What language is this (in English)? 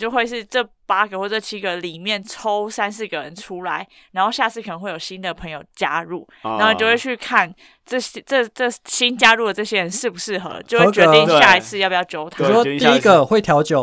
Chinese